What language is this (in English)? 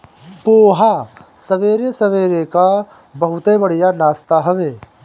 Bhojpuri